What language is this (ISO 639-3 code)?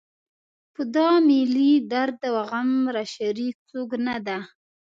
pus